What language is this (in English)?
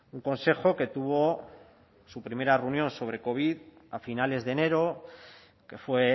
Spanish